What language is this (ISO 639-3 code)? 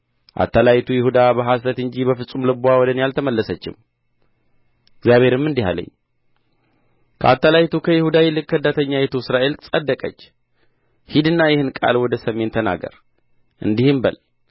amh